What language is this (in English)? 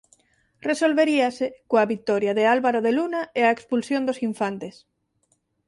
Galician